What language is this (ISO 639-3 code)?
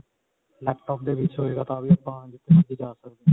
pan